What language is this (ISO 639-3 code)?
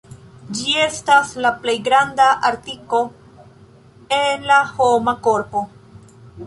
epo